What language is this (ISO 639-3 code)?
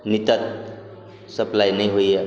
mai